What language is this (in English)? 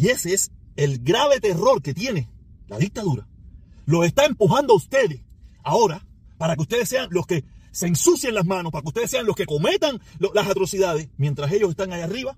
Spanish